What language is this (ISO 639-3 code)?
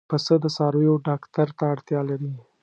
pus